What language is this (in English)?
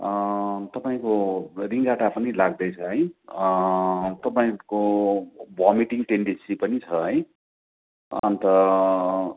Nepali